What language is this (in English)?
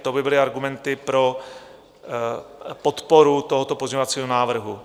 Czech